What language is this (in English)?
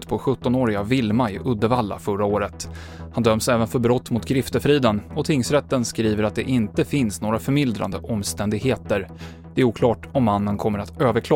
Swedish